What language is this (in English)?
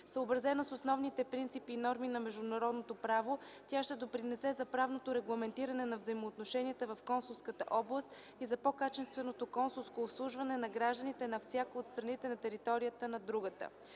Bulgarian